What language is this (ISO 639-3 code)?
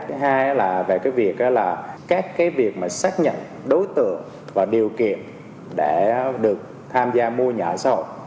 vie